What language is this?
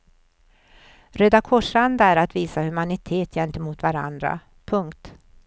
Swedish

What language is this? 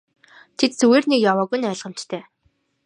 Mongolian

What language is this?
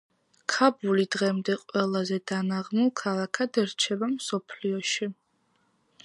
Georgian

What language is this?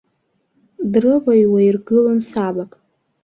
Abkhazian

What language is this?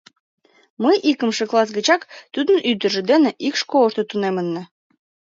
Mari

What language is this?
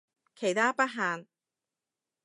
Cantonese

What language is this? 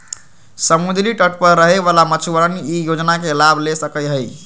Magahi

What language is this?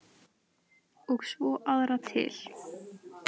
Icelandic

